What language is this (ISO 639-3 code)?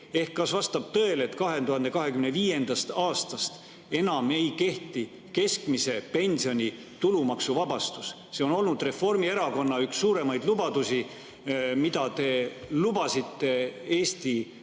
est